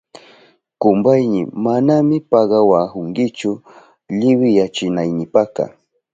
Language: Southern Pastaza Quechua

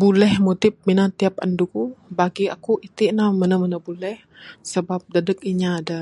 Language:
Bukar-Sadung Bidayuh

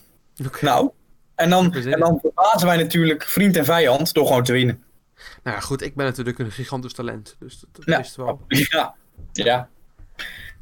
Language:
Dutch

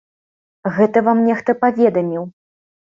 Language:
Belarusian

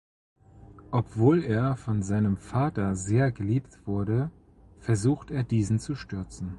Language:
German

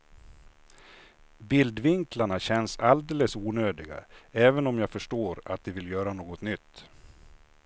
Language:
Swedish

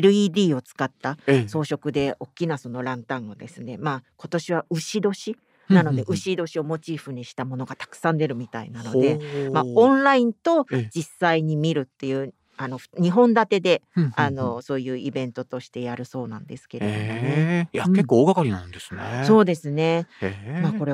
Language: Japanese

